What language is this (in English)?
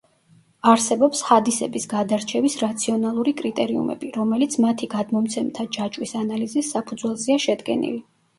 Georgian